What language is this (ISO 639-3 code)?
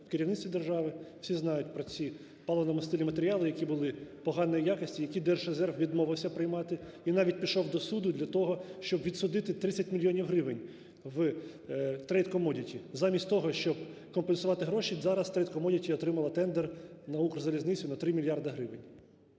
ukr